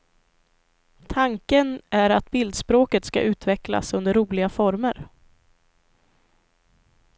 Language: Swedish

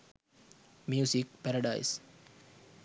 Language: Sinhala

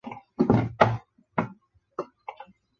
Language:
Chinese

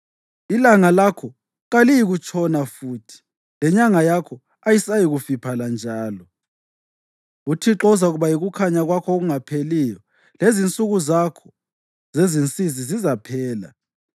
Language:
North Ndebele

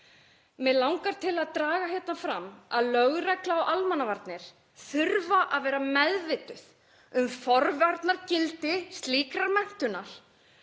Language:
Icelandic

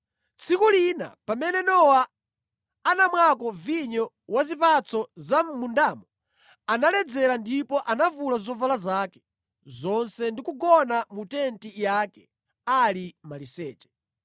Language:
Nyanja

